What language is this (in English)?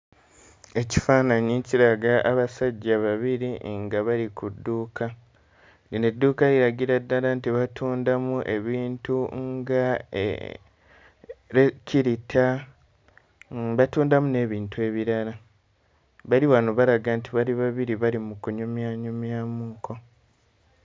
Ganda